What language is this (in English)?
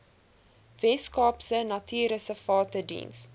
Afrikaans